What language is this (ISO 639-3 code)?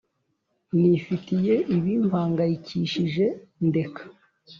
kin